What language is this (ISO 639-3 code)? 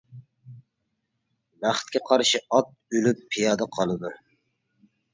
uig